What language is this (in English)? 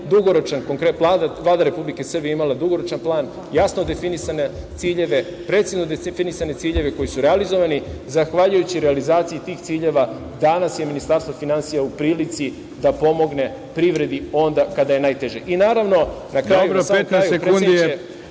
Serbian